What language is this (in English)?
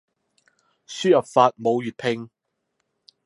Cantonese